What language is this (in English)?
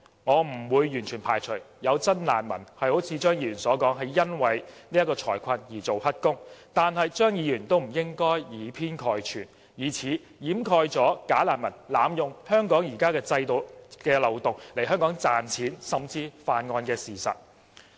Cantonese